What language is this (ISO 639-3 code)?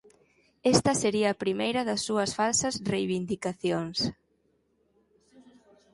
glg